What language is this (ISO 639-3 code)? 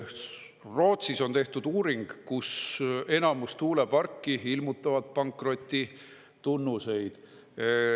est